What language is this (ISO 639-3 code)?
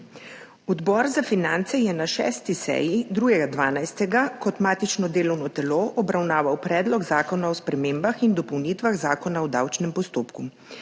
slv